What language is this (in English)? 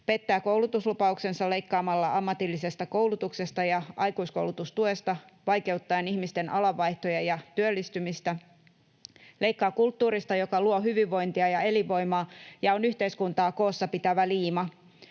Finnish